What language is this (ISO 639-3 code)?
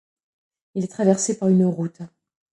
fra